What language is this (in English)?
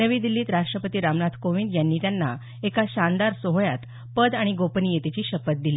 Marathi